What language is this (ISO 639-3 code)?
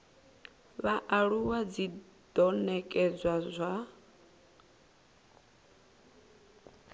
ven